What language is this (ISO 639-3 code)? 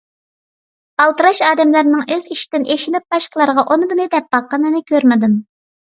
uig